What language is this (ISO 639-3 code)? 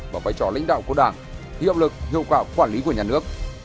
vie